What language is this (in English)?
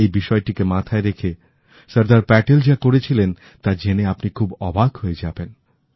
Bangla